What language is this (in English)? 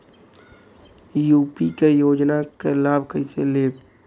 Bhojpuri